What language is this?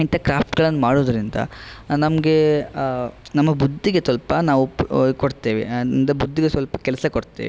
Kannada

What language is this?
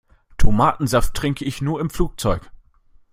German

